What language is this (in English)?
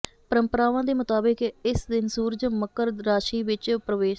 Punjabi